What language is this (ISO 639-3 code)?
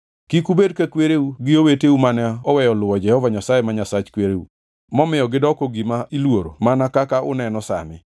luo